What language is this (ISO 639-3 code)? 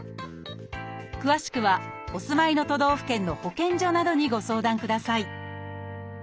jpn